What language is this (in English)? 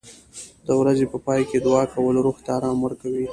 Pashto